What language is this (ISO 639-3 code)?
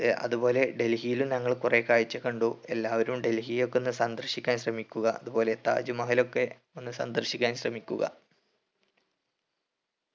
mal